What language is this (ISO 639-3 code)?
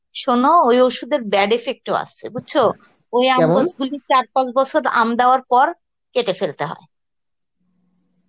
ben